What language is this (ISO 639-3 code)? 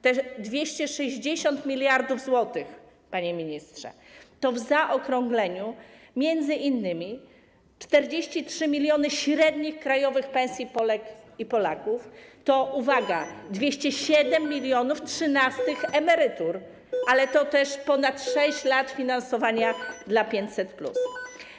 pol